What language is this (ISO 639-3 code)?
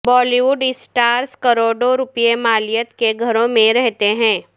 urd